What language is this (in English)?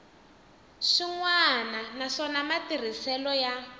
Tsonga